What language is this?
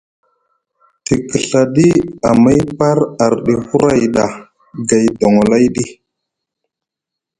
Musgu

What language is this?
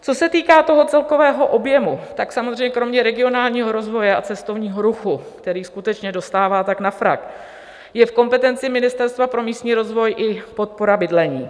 Czech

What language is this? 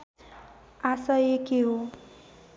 Nepali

